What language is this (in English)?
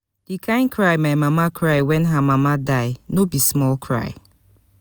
Nigerian Pidgin